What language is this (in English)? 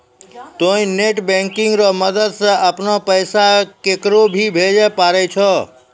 Maithili